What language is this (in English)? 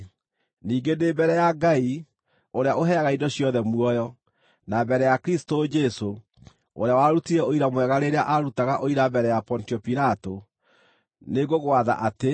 Kikuyu